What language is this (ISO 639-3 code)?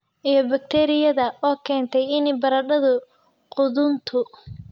som